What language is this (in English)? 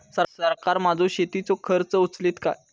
Marathi